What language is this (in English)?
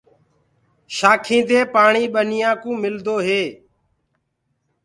Gurgula